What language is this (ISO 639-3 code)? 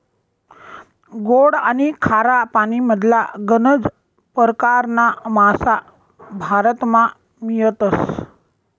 mar